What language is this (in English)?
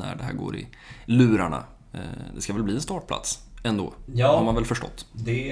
Swedish